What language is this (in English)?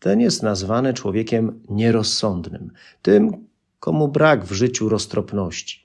Polish